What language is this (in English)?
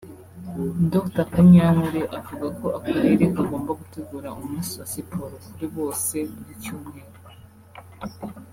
Kinyarwanda